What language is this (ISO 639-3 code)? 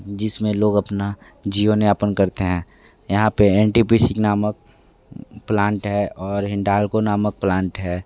hin